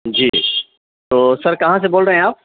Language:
Urdu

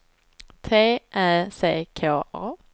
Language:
Swedish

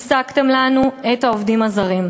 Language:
Hebrew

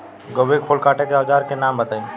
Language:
Bhojpuri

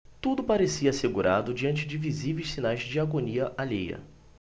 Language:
Portuguese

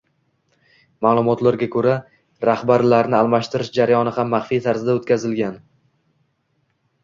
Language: Uzbek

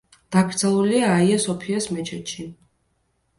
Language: Georgian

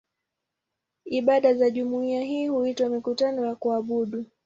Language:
Swahili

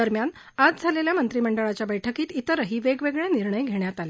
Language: Marathi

